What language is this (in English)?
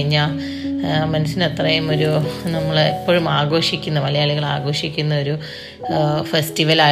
Malayalam